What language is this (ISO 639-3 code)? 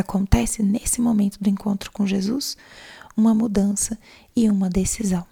por